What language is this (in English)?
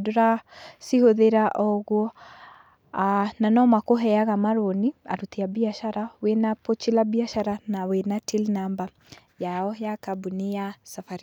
Kikuyu